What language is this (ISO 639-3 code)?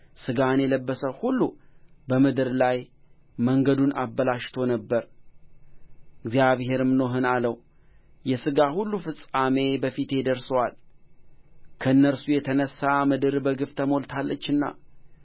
amh